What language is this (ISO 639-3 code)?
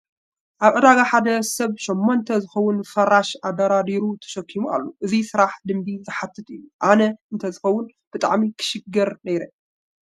tir